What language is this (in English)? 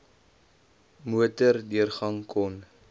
Afrikaans